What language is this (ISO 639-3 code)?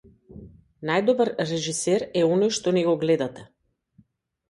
mkd